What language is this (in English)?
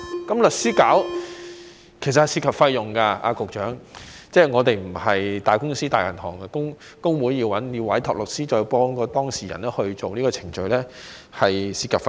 Cantonese